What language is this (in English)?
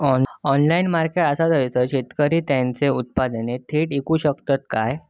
Marathi